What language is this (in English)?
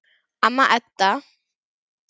Icelandic